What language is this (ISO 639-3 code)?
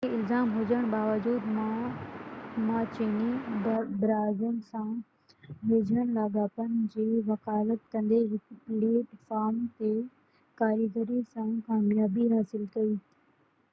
snd